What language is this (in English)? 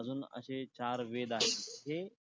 Marathi